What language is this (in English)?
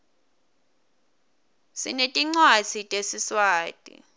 Swati